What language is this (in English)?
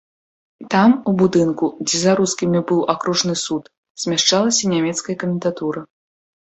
Belarusian